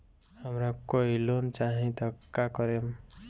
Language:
Bhojpuri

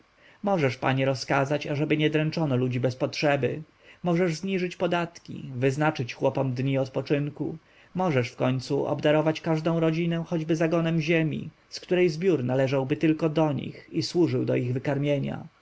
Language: Polish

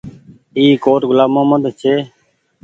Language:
Goaria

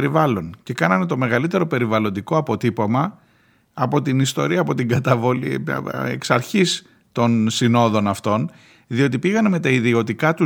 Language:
Greek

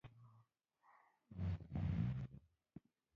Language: Pashto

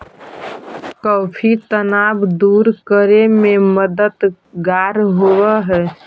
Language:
Magahi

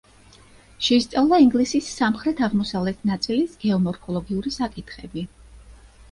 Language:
Georgian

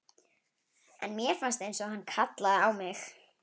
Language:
Icelandic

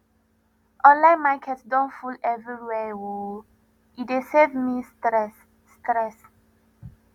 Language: Nigerian Pidgin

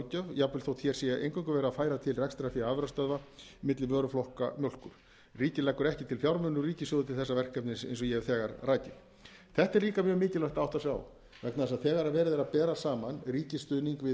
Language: Icelandic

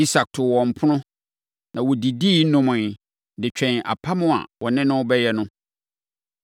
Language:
Akan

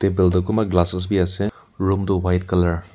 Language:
Naga Pidgin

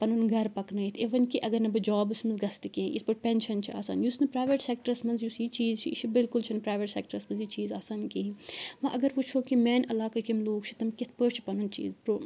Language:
Kashmiri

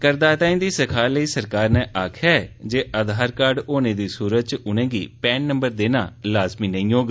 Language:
Dogri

